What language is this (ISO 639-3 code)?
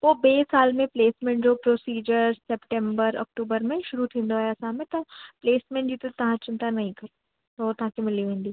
snd